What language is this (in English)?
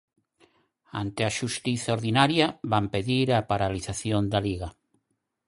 Galician